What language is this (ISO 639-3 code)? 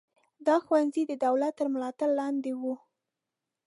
pus